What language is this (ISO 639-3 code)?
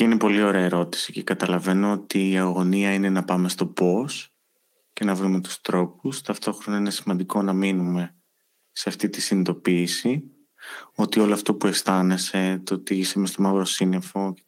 ell